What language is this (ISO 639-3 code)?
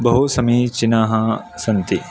san